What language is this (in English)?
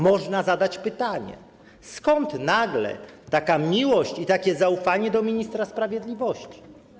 Polish